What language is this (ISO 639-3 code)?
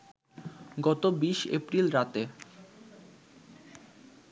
ben